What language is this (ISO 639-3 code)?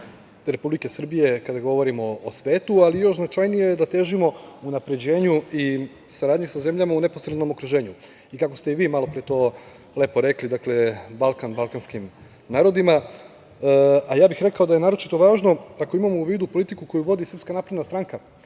srp